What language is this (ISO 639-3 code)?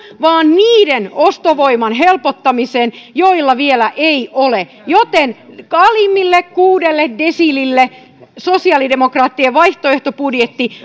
fin